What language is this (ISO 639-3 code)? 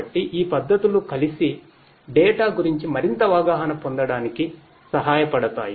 tel